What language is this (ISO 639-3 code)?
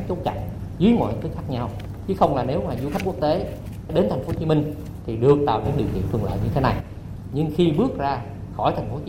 vie